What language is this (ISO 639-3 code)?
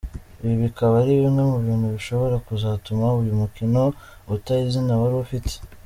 kin